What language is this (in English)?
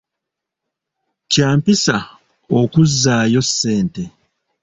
Ganda